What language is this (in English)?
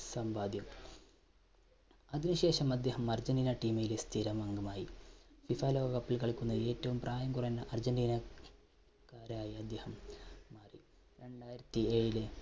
Malayalam